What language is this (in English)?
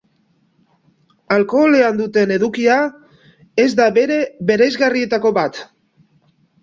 Basque